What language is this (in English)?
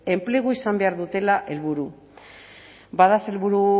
Basque